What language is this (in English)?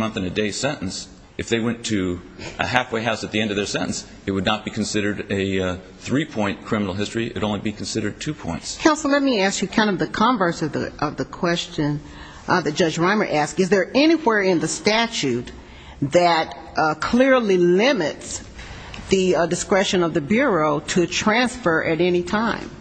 English